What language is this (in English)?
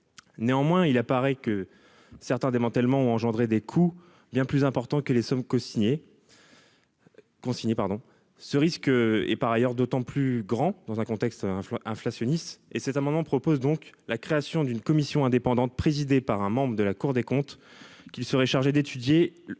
French